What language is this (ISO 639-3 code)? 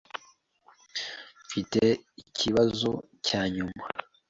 kin